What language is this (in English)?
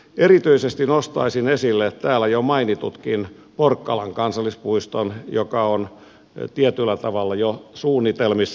Finnish